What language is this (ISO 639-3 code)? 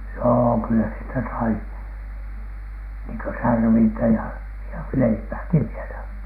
fin